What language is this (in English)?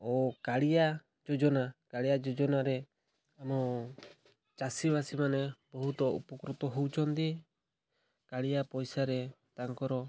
Odia